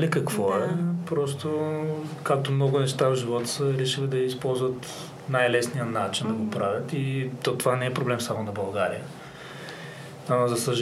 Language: Bulgarian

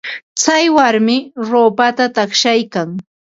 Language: Ambo-Pasco Quechua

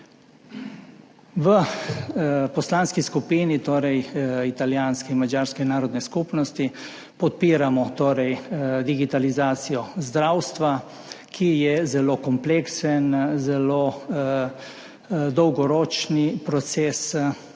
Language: Slovenian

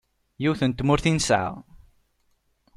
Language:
Kabyle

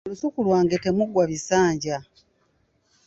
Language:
Ganda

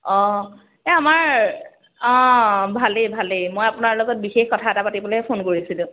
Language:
Assamese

